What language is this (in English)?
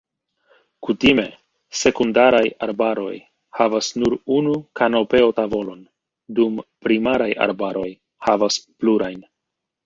Esperanto